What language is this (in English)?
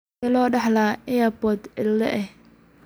Somali